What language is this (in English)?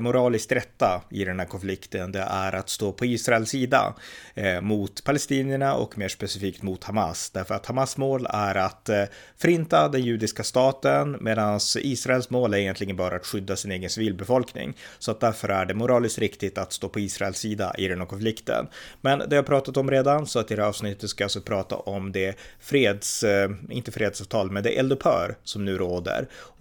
Swedish